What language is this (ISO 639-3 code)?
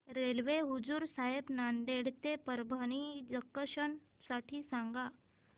mar